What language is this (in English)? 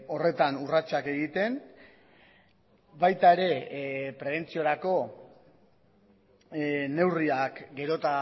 Basque